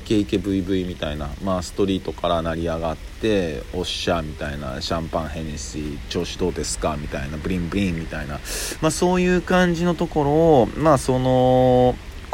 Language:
Japanese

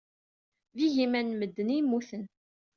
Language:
Kabyle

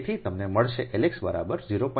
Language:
Gujarati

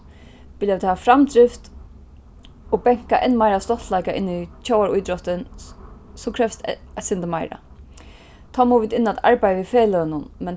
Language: Faroese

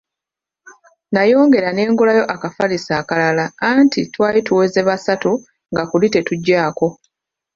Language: Ganda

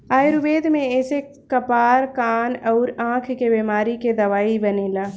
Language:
Bhojpuri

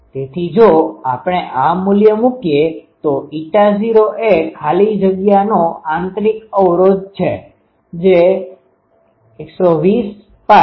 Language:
Gujarati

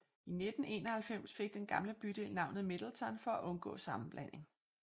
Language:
Danish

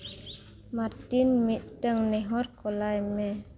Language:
Santali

